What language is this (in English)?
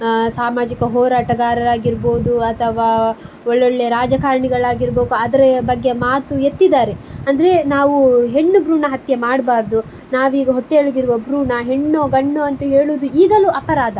Kannada